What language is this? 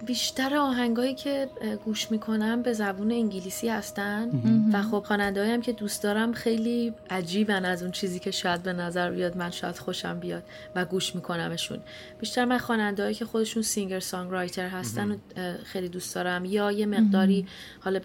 Persian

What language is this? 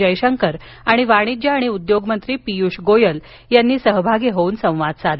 Marathi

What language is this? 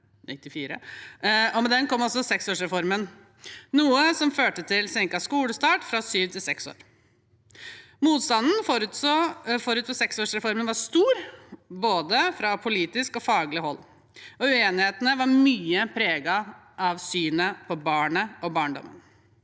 Norwegian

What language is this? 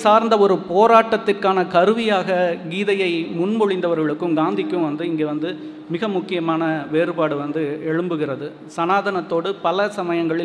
Tamil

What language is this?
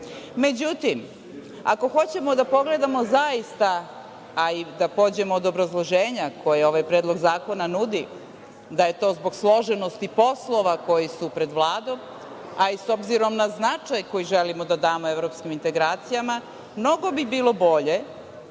Serbian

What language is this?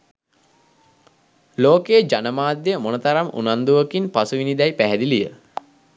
Sinhala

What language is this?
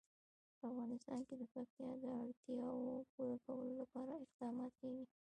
Pashto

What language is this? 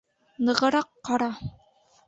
Bashkir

